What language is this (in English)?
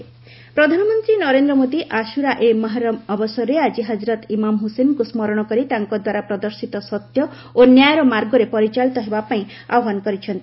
Odia